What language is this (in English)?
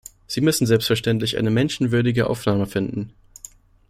German